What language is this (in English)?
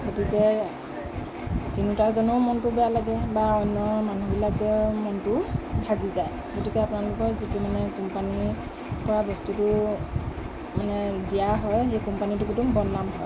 Assamese